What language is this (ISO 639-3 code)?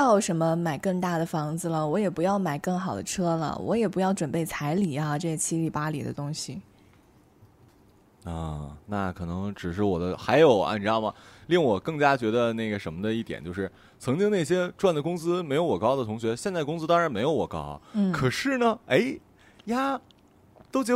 zho